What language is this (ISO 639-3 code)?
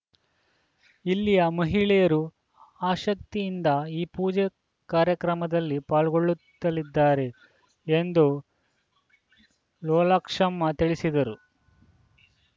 kan